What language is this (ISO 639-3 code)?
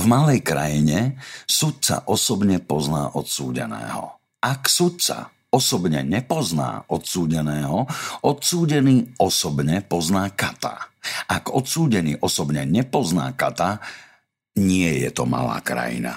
slk